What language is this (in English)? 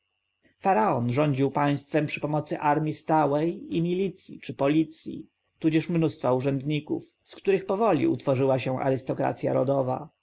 Polish